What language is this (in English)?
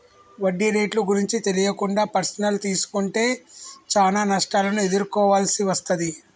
Telugu